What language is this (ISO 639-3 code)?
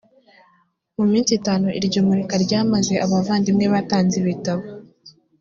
kin